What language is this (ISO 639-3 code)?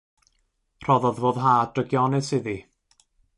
cym